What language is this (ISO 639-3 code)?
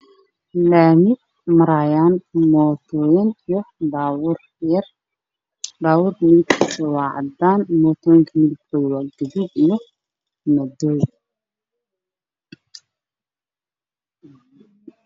som